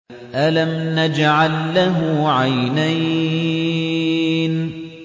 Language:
Arabic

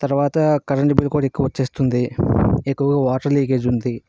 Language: Telugu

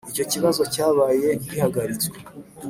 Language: Kinyarwanda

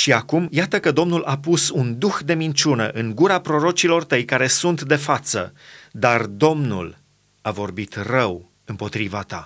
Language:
Romanian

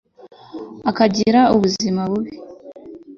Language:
Kinyarwanda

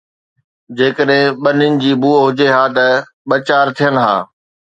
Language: Sindhi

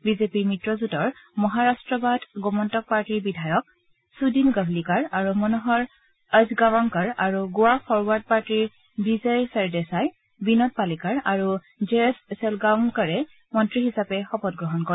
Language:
Assamese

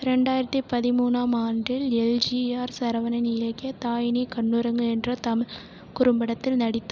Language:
Tamil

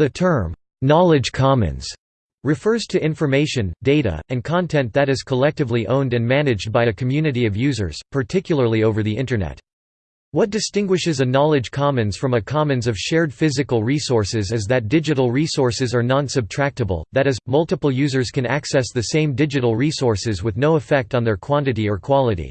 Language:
English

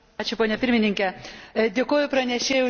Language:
Lithuanian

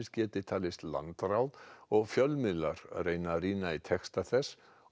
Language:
Icelandic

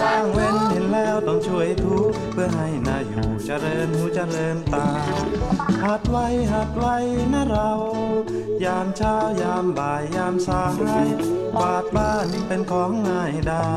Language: Thai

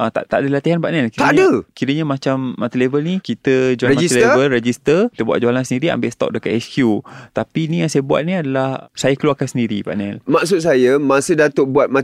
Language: Malay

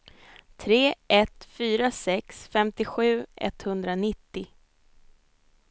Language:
Swedish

